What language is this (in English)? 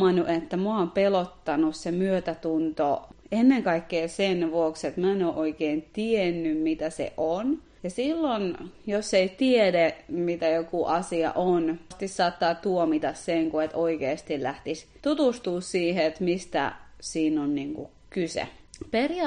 Finnish